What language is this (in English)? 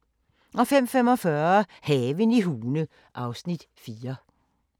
Danish